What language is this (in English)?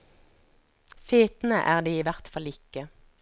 Norwegian